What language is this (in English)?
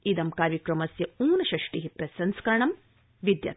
Sanskrit